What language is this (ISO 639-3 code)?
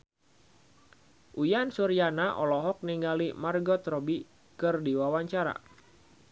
sun